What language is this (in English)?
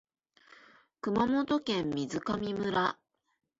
Japanese